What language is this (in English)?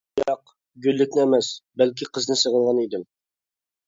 Uyghur